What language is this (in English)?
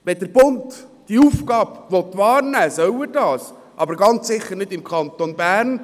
Swiss German